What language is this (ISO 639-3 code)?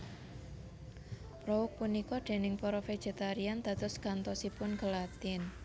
jav